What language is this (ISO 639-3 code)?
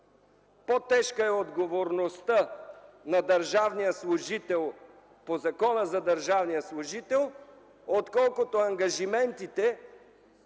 bul